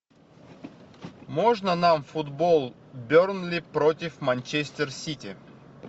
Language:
Russian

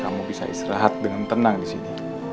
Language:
Indonesian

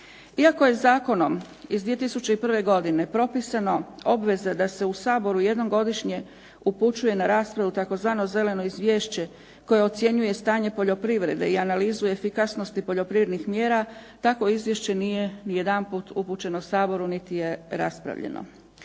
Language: Croatian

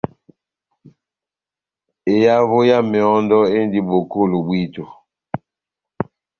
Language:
Batanga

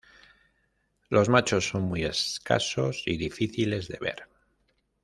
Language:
Spanish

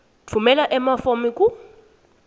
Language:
Swati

